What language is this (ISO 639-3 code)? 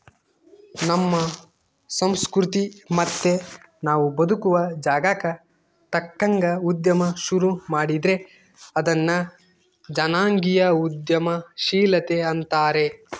kan